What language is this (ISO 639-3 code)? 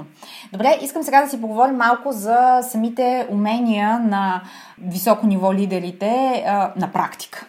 bul